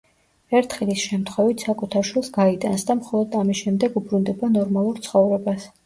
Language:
Georgian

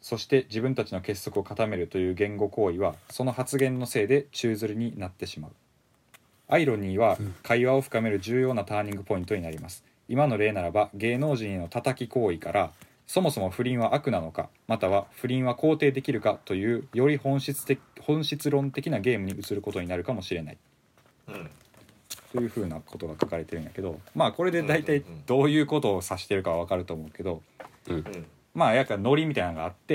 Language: Japanese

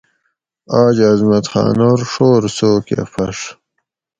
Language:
Gawri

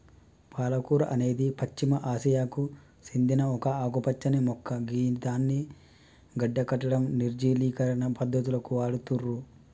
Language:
Telugu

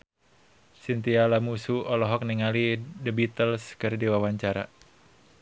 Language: Sundanese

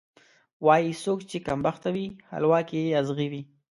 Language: Pashto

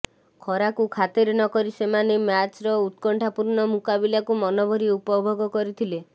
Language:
Odia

